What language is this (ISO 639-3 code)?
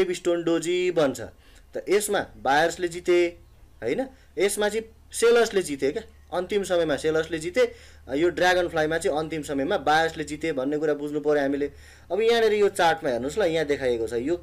hin